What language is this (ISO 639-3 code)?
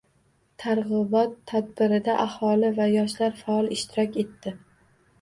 uzb